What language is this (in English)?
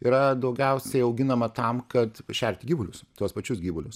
Lithuanian